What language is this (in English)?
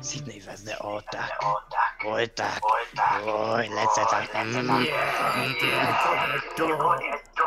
Polish